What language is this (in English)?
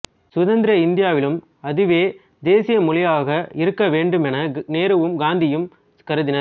Tamil